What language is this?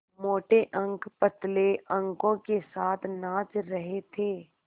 Hindi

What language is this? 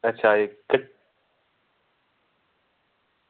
Dogri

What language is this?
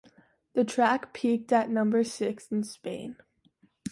English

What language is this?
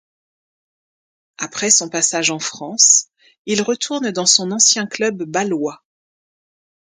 French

